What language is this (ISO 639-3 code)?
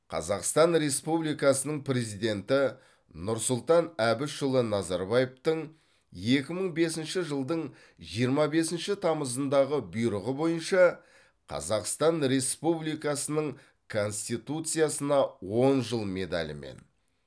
kaz